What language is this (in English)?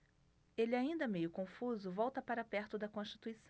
Portuguese